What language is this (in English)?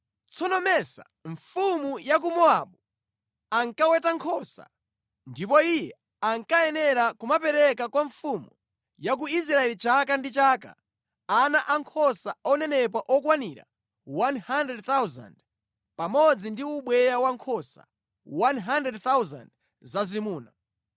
Nyanja